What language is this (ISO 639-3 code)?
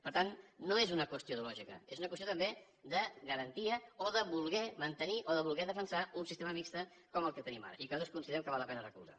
cat